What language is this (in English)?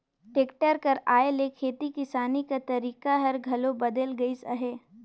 Chhattisgarhi